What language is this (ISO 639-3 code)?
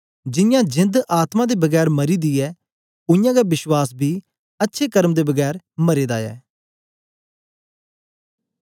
doi